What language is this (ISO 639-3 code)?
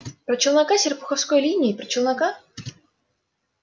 rus